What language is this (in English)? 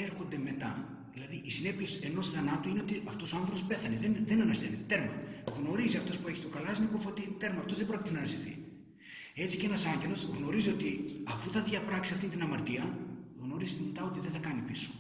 Greek